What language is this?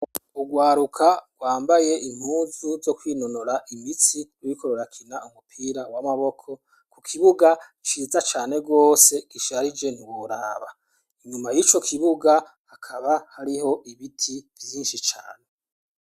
Rundi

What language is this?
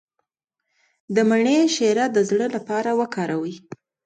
Pashto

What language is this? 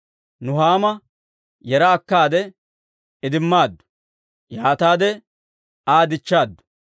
Dawro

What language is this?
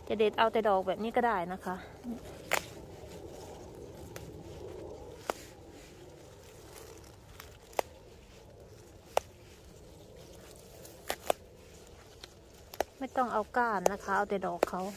Thai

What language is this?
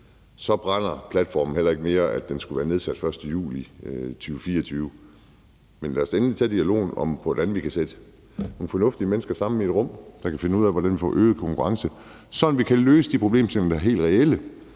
Danish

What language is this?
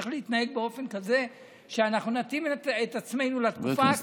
Hebrew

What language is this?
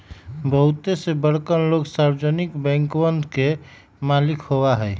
Magahi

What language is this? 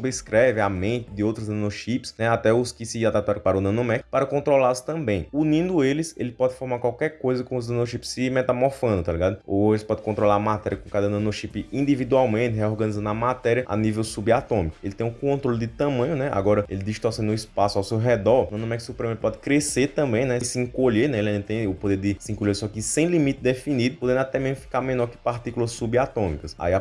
Portuguese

